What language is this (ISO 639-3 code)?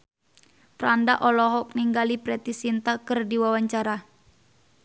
sun